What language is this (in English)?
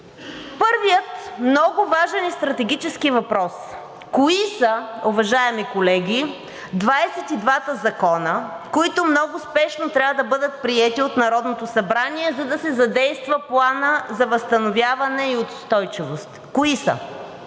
Bulgarian